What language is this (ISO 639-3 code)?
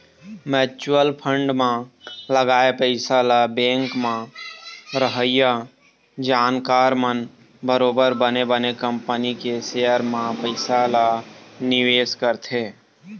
hne